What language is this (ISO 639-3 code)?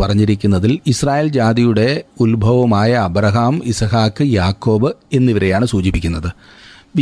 mal